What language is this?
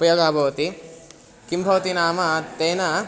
Sanskrit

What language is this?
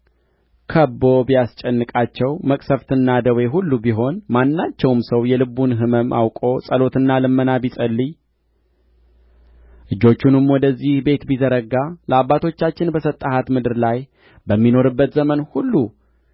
Amharic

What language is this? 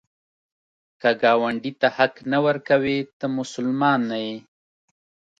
Pashto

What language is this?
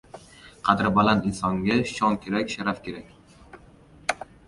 Uzbek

